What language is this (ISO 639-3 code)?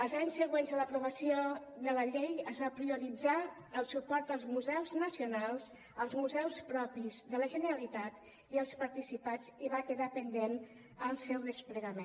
cat